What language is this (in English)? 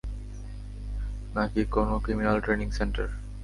Bangla